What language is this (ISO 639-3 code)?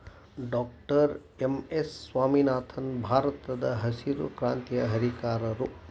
kan